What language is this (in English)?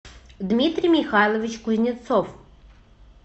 Russian